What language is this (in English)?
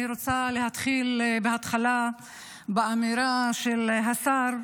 Hebrew